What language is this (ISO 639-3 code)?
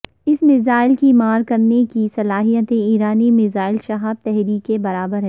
urd